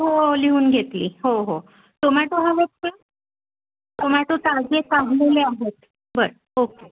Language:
Marathi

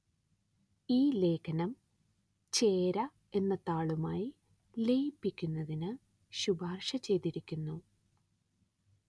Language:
Malayalam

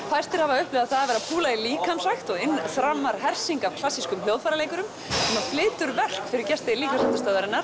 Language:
Icelandic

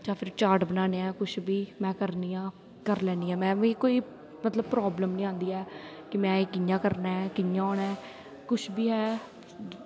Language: Dogri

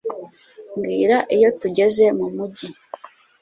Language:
Kinyarwanda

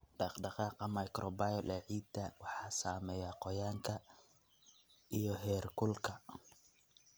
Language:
Somali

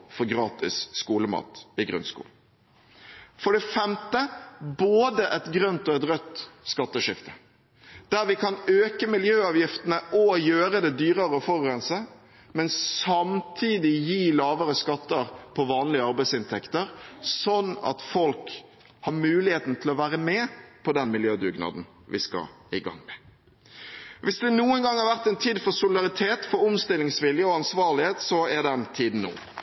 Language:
Norwegian Bokmål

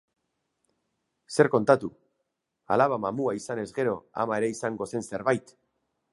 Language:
Basque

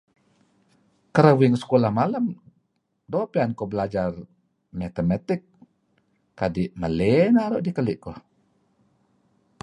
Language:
Kelabit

